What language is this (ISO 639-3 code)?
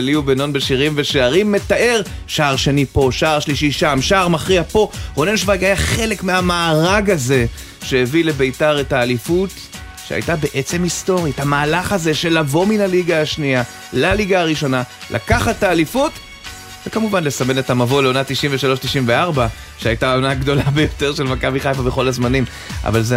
heb